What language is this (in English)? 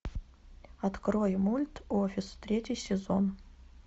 Russian